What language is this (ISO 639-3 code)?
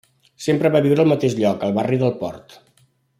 cat